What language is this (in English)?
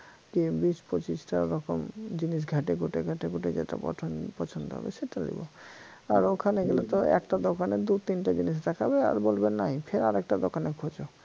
Bangla